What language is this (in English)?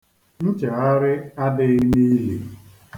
Igbo